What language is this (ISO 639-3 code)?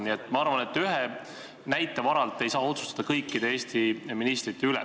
est